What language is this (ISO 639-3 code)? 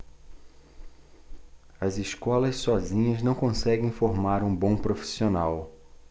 por